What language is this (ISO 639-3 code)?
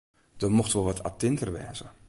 fry